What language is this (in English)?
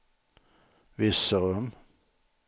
Swedish